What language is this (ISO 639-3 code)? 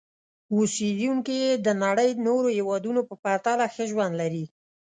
pus